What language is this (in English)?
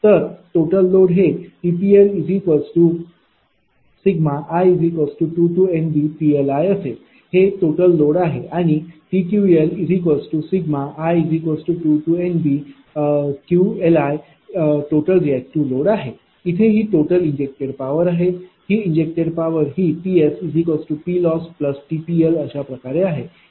Marathi